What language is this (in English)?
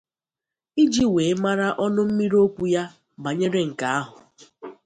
Igbo